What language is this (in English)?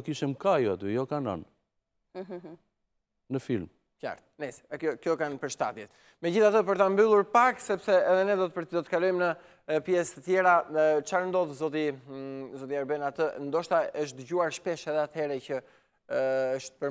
Romanian